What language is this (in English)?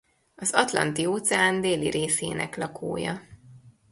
Hungarian